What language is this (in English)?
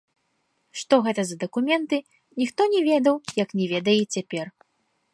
Belarusian